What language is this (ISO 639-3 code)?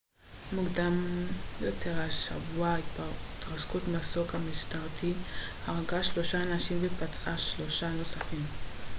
heb